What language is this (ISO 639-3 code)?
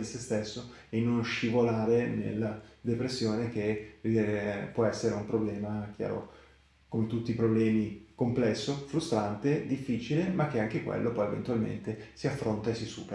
ita